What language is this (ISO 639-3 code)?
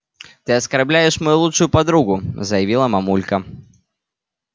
rus